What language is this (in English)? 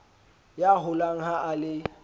Southern Sotho